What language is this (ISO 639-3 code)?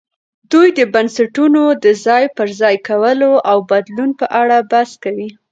pus